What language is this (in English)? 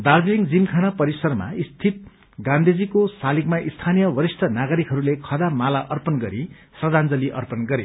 Nepali